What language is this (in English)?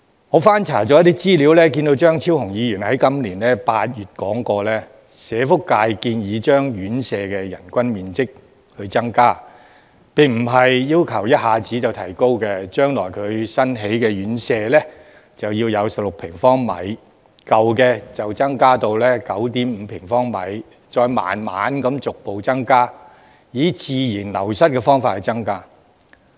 Cantonese